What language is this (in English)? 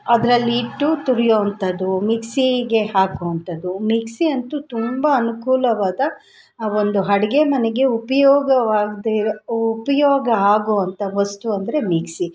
Kannada